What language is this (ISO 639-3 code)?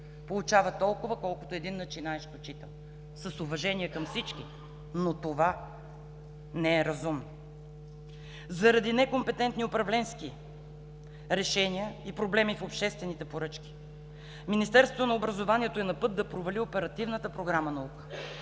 bul